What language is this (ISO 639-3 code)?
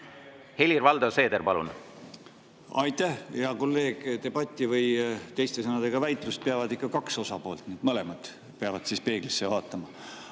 est